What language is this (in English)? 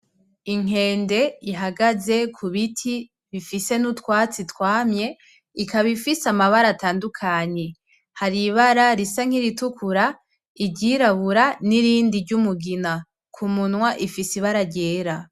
Rundi